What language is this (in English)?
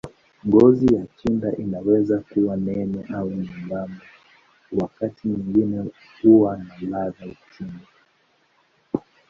Swahili